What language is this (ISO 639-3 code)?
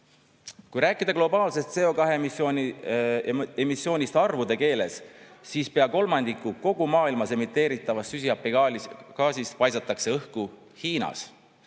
est